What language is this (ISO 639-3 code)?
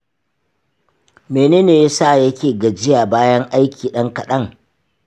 hau